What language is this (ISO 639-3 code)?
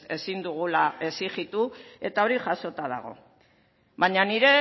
eus